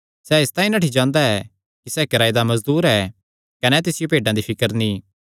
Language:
Kangri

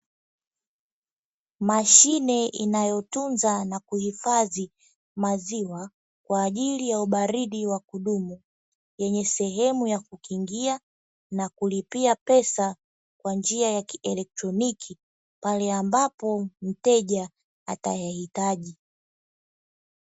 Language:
Swahili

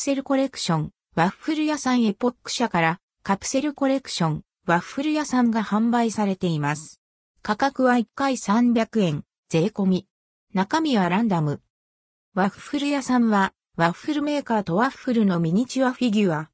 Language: Japanese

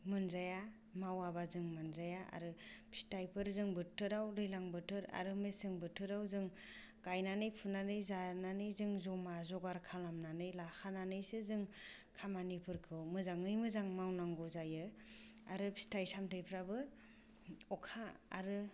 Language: Bodo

